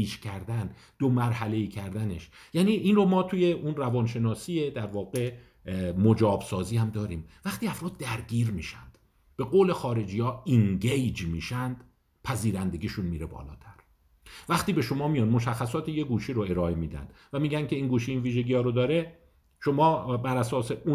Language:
Persian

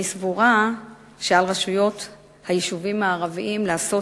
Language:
Hebrew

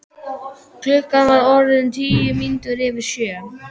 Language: Icelandic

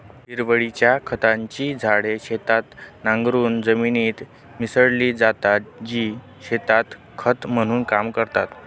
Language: Marathi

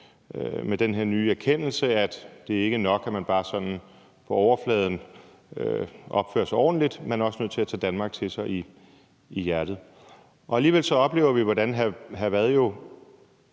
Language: Danish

